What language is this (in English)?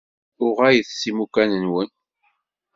Kabyle